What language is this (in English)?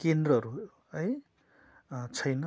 Nepali